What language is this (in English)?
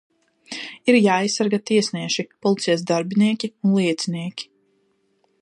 Latvian